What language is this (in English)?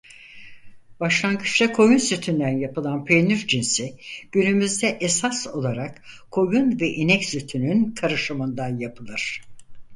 Turkish